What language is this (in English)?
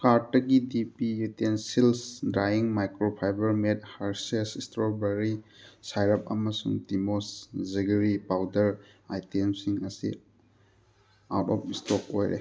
Manipuri